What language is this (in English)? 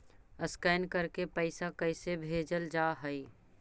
Magahi